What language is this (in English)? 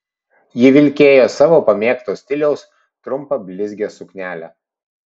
Lithuanian